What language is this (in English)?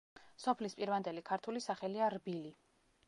Georgian